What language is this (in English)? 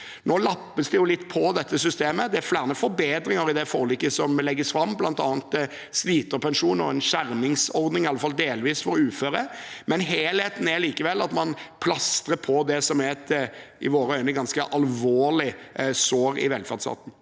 Norwegian